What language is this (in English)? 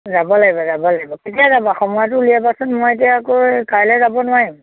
Assamese